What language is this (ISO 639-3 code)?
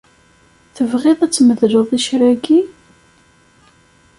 kab